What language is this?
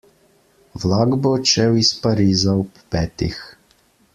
Slovenian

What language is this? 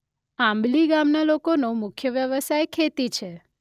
Gujarati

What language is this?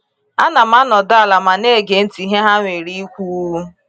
Igbo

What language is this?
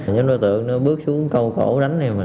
Vietnamese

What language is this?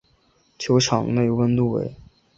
Chinese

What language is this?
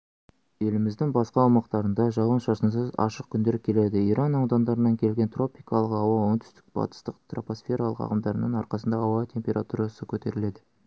Kazakh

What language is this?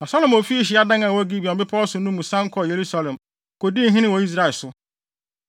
Akan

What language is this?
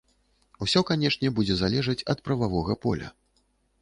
Belarusian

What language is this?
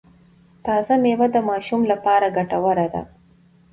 Pashto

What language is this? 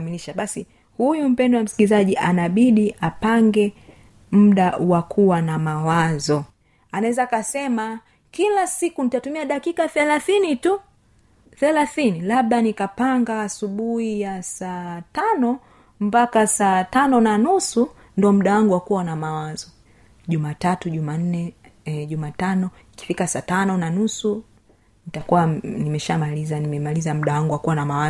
Swahili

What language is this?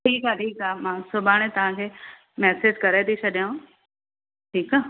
Sindhi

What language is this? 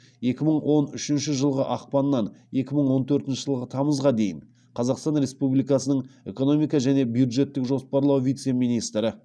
Kazakh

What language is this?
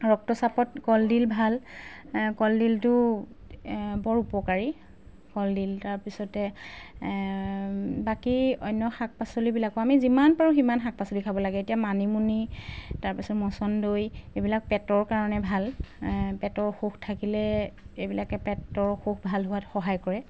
Assamese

